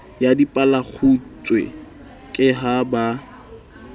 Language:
Southern Sotho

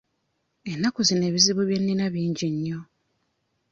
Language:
Ganda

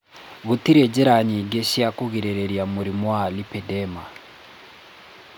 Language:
Kikuyu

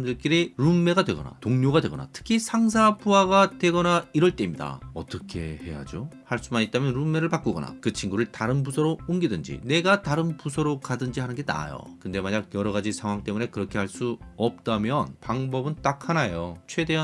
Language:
Korean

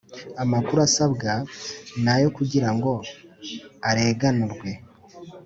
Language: Kinyarwanda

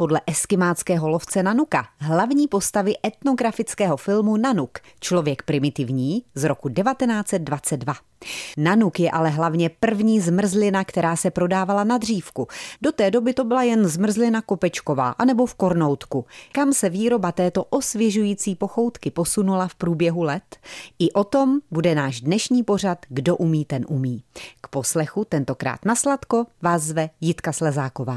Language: Czech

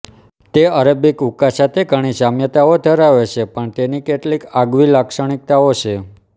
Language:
Gujarati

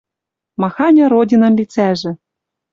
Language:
Western Mari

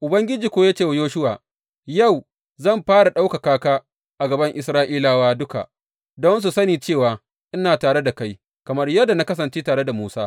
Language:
Hausa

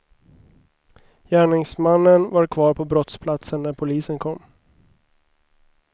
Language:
Swedish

